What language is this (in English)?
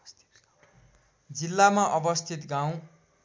Nepali